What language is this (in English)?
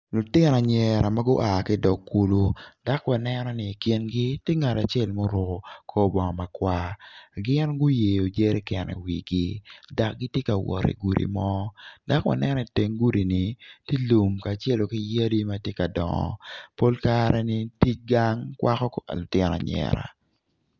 Acoli